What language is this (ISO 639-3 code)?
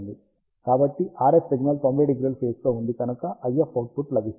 tel